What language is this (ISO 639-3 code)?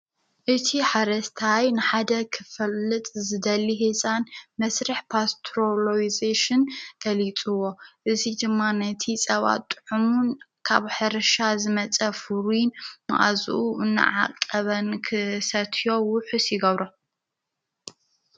tir